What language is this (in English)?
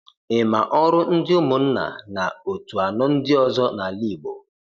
Igbo